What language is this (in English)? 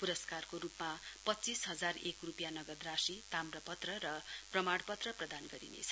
Nepali